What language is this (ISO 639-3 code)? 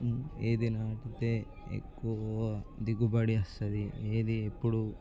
tel